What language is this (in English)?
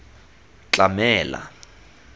Tswana